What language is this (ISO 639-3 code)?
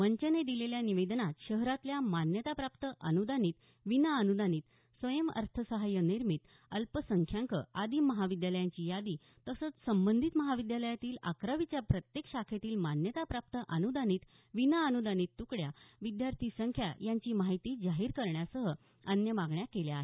mar